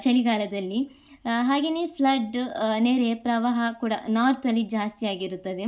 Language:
Kannada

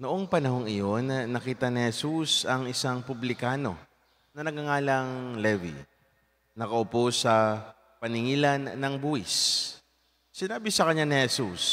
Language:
Filipino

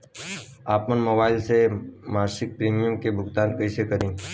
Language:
Bhojpuri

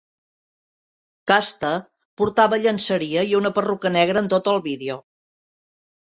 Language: Catalan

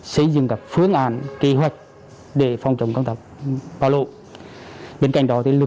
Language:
Vietnamese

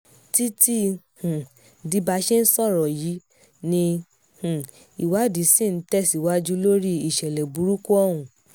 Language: Yoruba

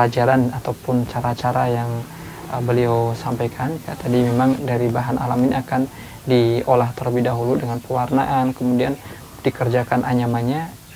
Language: Indonesian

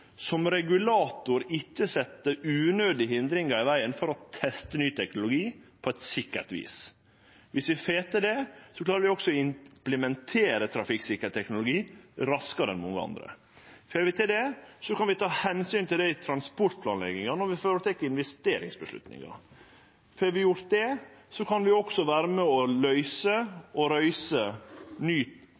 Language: Norwegian Nynorsk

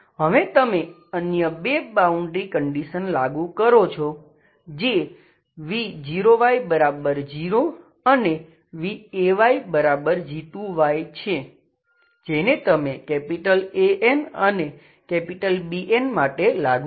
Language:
Gujarati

